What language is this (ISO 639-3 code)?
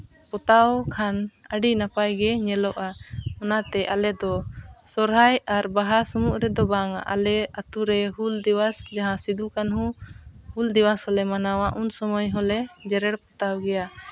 sat